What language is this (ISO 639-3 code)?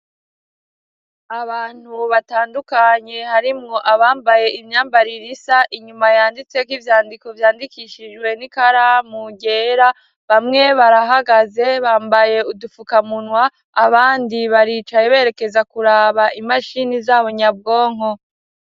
run